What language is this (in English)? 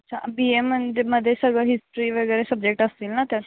Marathi